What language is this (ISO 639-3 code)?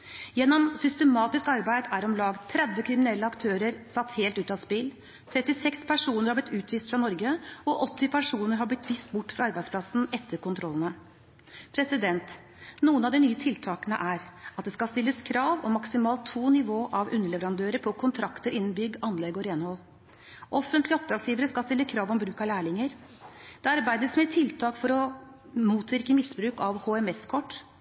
nob